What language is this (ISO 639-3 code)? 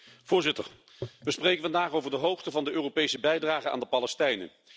nld